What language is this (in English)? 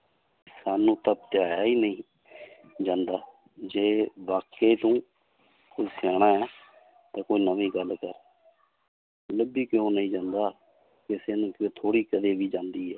Punjabi